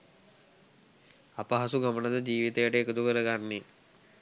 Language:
Sinhala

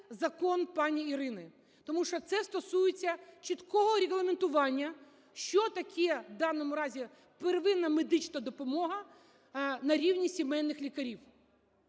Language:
Ukrainian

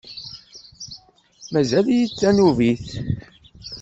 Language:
Kabyle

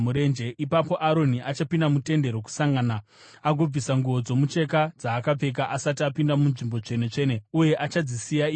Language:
Shona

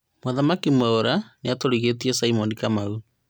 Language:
Kikuyu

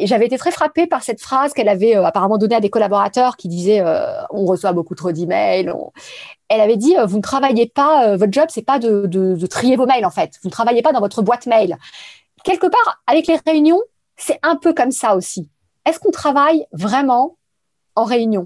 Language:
French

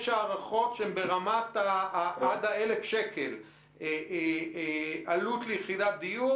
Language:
Hebrew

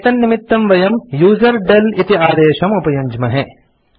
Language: Sanskrit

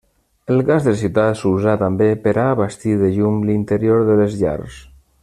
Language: Catalan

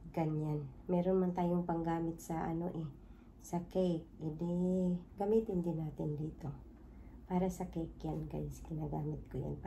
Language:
Filipino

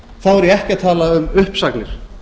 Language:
Icelandic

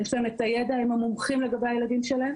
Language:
Hebrew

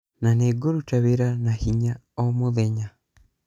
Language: Kikuyu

